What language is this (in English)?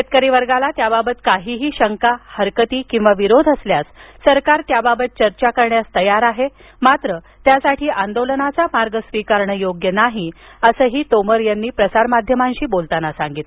Marathi